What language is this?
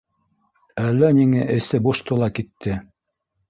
Bashkir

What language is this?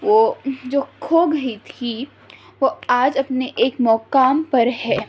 Urdu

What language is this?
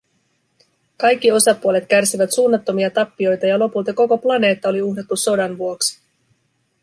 Finnish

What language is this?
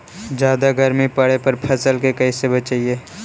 Magahi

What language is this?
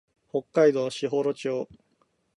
Japanese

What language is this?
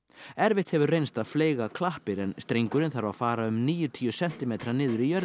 Icelandic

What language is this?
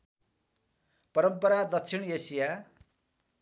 Nepali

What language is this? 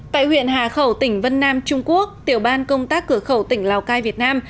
Vietnamese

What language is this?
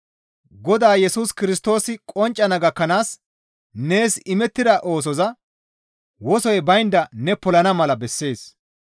Gamo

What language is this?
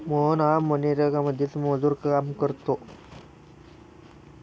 Marathi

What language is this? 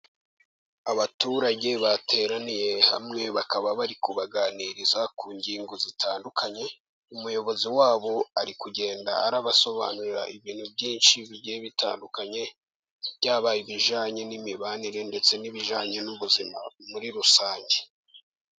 Kinyarwanda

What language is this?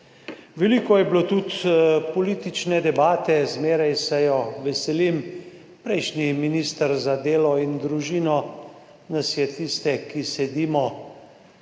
Slovenian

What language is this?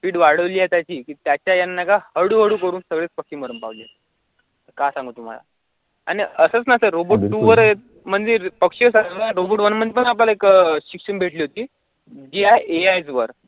Marathi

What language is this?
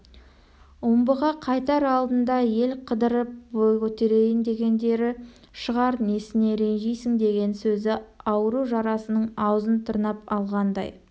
Kazakh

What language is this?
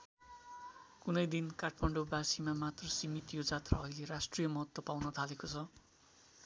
Nepali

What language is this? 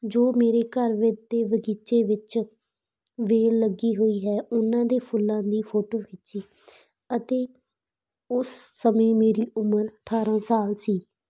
Punjabi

